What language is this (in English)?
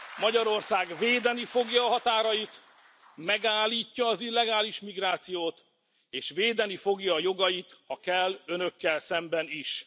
Hungarian